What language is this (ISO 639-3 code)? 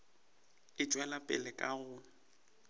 nso